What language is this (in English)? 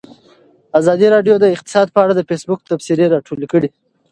Pashto